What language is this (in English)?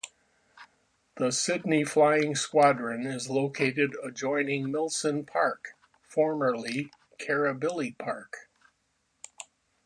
English